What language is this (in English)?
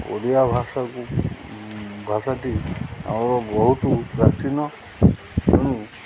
Odia